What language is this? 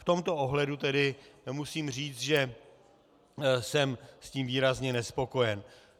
Czech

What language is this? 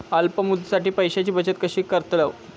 Marathi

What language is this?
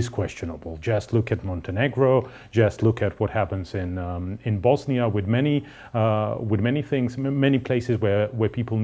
English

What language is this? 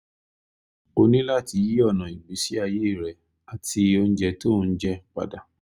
Yoruba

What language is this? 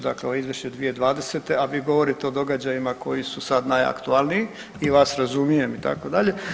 Croatian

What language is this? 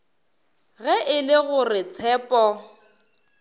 Northern Sotho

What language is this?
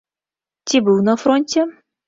Belarusian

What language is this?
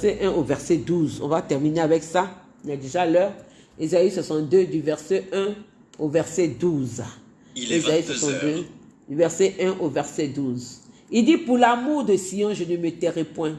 French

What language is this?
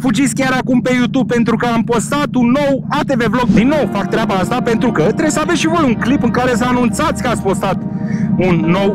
Romanian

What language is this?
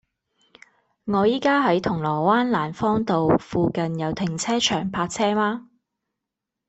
Cantonese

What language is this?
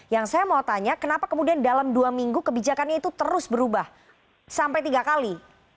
Indonesian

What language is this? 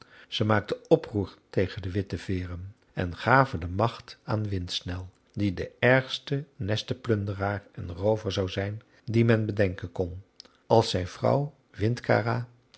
Dutch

